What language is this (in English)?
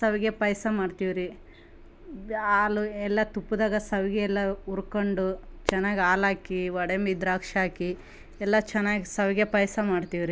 Kannada